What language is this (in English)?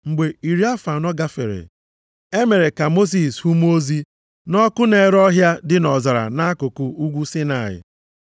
Igbo